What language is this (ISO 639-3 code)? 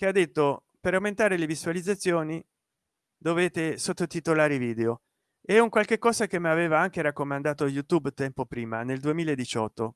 ita